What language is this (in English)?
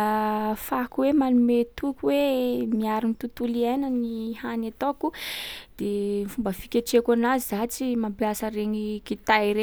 Sakalava Malagasy